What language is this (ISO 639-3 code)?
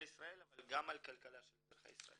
heb